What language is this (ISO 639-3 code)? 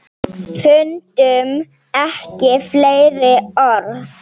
isl